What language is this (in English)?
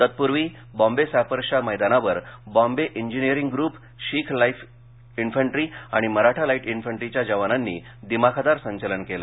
Marathi